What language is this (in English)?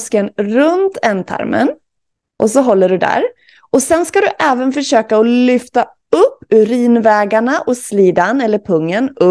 Swedish